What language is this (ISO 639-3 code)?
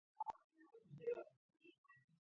kat